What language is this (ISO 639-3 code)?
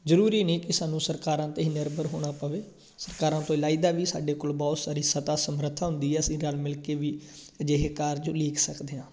pan